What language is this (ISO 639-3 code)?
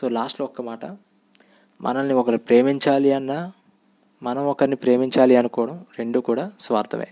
tel